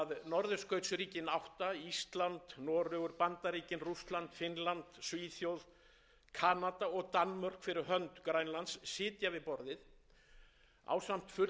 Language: Icelandic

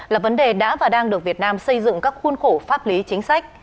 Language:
Vietnamese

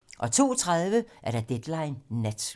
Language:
Danish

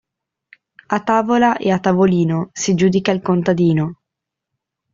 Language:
Italian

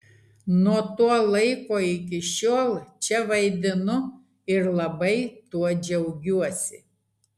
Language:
Lithuanian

